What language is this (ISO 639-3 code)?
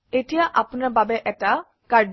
asm